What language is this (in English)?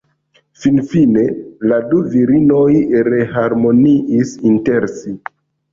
Esperanto